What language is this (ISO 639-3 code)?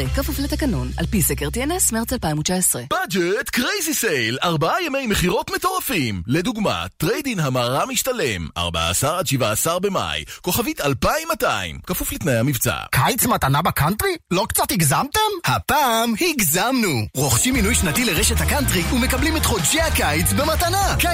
heb